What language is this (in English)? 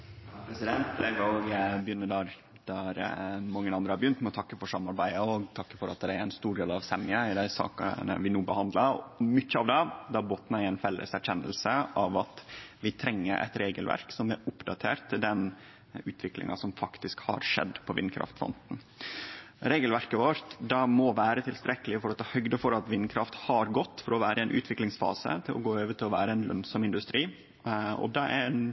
Norwegian Nynorsk